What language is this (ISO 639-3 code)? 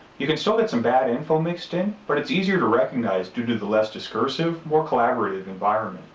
eng